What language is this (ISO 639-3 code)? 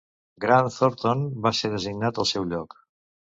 cat